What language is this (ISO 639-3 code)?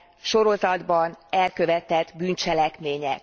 hun